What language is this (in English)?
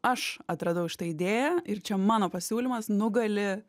Lithuanian